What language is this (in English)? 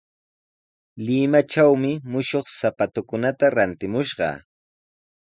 Sihuas Ancash Quechua